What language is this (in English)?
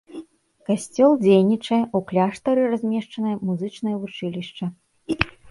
Belarusian